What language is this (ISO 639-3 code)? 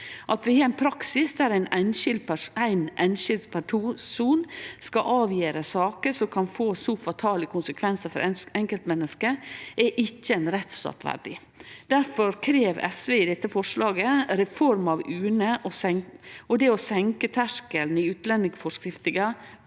nor